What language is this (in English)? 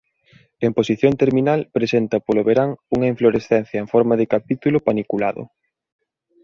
Galician